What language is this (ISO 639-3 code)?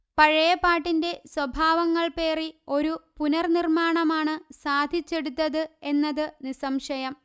mal